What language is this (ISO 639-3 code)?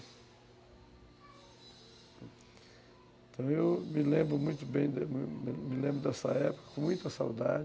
por